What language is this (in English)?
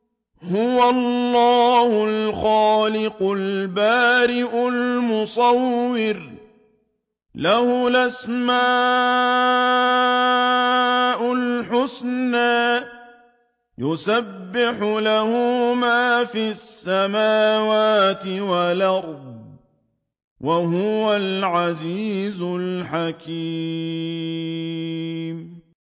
Arabic